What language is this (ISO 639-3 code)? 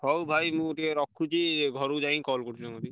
ori